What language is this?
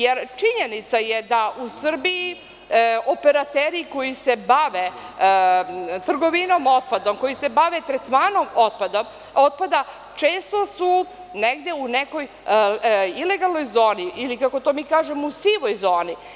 Serbian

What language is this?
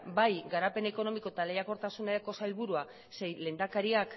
Basque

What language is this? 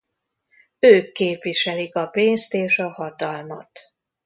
Hungarian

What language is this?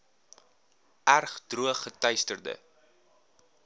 Afrikaans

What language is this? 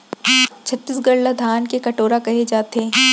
Chhattisgarhi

